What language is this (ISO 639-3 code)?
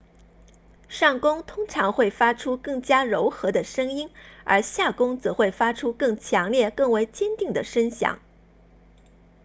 zho